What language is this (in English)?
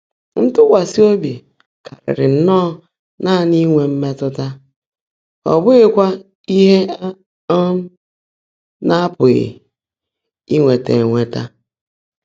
Igbo